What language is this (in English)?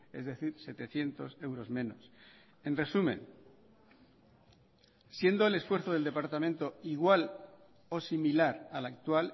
Spanish